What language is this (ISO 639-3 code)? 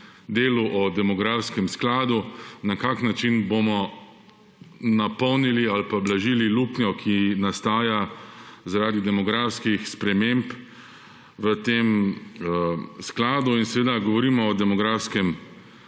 slv